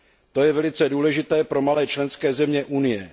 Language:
Czech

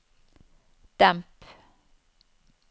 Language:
Norwegian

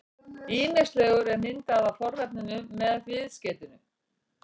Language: Icelandic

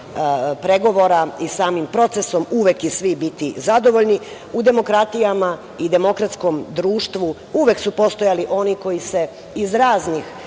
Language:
Serbian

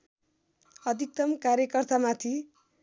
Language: Nepali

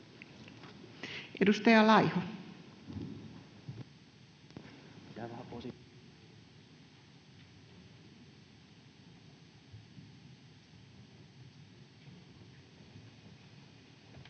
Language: Finnish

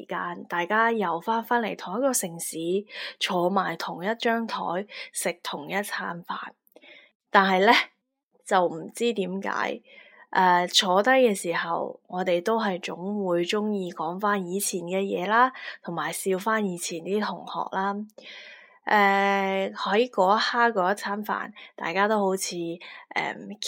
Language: Chinese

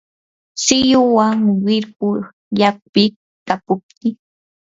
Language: Yanahuanca Pasco Quechua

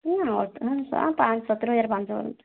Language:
Odia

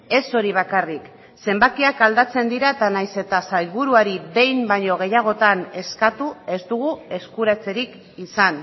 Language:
Basque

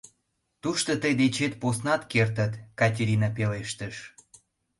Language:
Mari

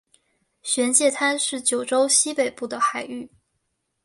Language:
Chinese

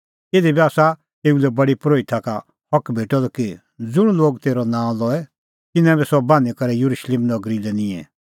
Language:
Kullu Pahari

